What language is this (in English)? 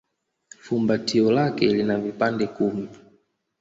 Swahili